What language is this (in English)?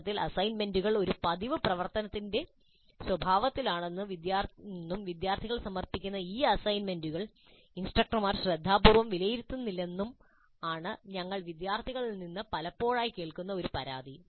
Malayalam